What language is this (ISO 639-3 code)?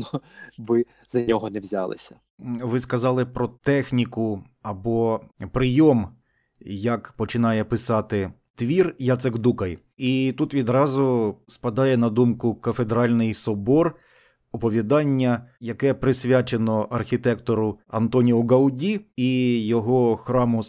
ukr